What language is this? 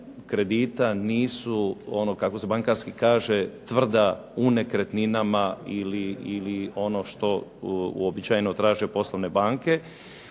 Croatian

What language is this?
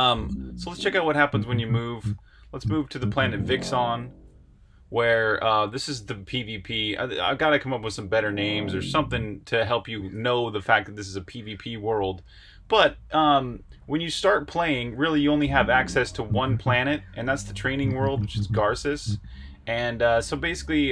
English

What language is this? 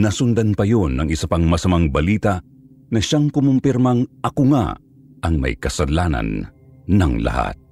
Filipino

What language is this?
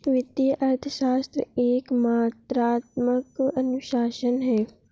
Hindi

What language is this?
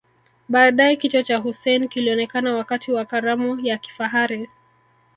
Swahili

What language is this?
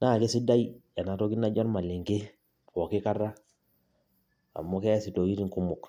Masai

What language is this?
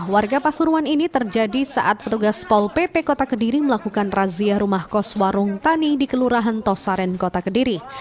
Indonesian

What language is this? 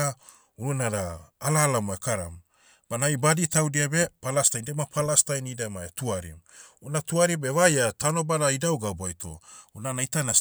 Motu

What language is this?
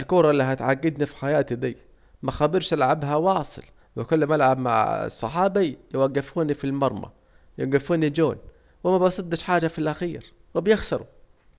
Saidi Arabic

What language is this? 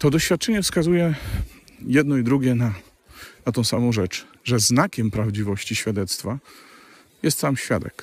Polish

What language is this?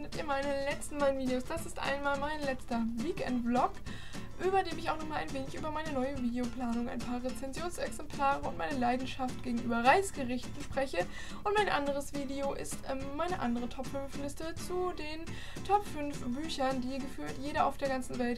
German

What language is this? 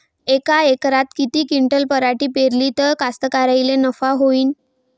Marathi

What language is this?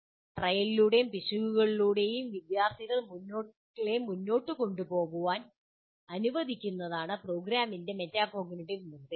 Malayalam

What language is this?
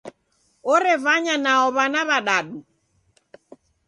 Taita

